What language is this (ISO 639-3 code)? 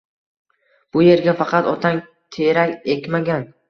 uzb